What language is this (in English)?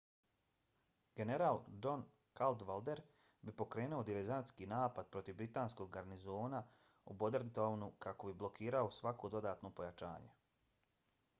Bosnian